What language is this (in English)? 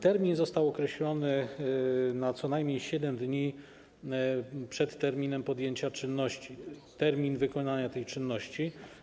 Polish